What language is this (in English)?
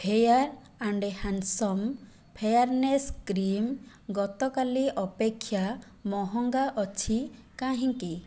Odia